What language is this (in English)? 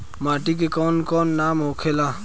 Bhojpuri